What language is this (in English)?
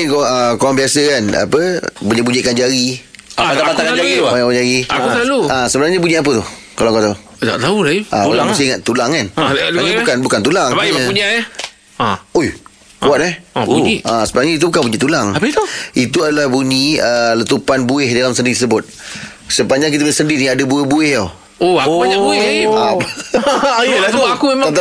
Malay